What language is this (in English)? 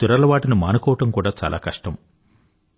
Telugu